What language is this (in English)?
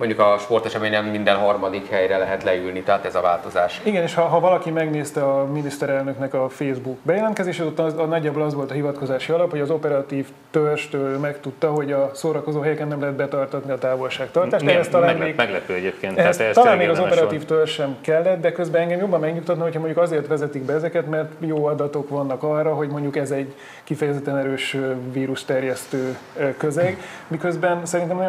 Hungarian